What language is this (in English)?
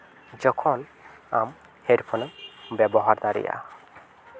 Santali